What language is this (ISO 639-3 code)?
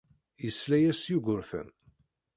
kab